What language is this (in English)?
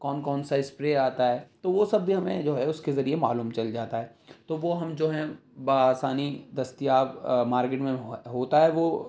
Urdu